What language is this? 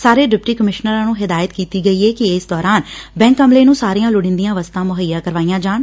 Punjabi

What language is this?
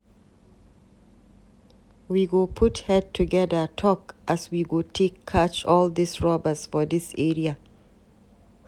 Nigerian Pidgin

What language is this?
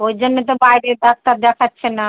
Bangla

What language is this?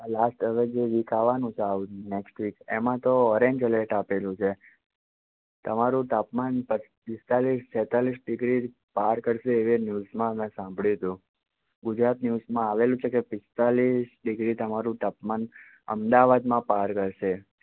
Gujarati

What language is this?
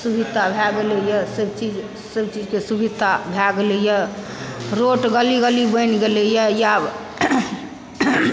Maithili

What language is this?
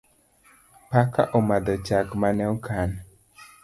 Luo (Kenya and Tanzania)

